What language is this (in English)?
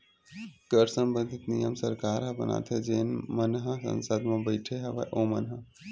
Chhattisgarhi